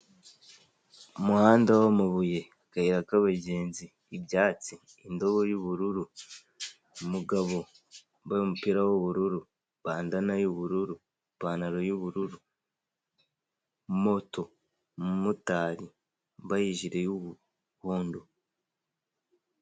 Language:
Kinyarwanda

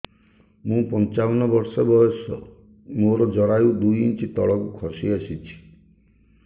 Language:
Odia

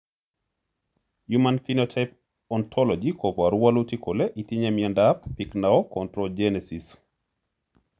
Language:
Kalenjin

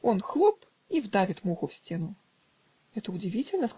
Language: Russian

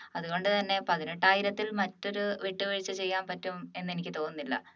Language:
Malayalam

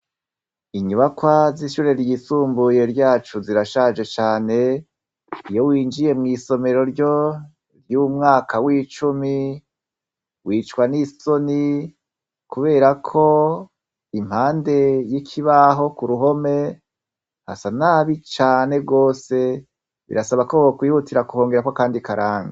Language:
Rundi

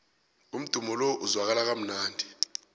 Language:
South Ndebele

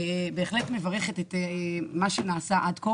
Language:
Hebrew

